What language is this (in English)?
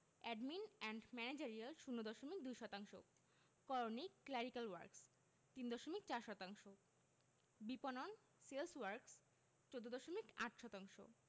Bangla